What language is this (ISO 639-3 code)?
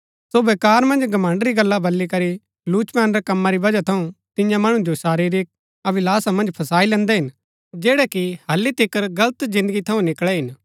gbk